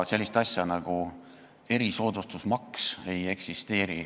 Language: Estonian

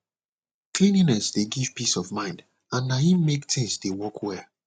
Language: Nigerian Pidgin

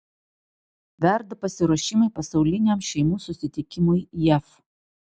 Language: Lithuanian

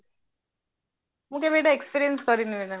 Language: Odia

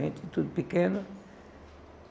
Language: Portuguese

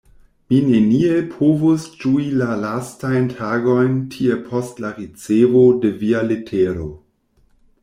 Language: Esperanto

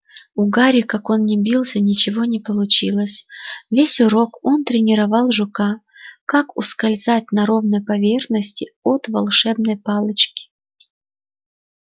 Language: Russian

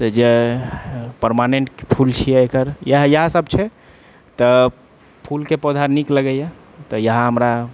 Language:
Maithili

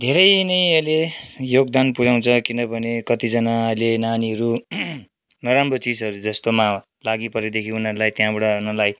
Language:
Nepali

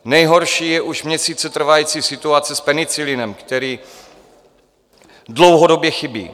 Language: Czech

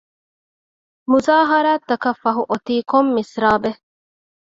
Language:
Divehi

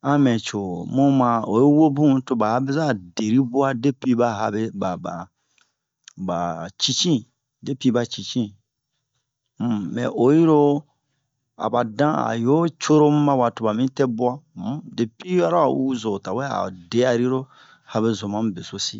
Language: Bomu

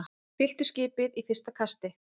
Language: Icelandic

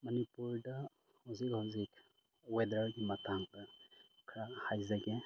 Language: Manipuri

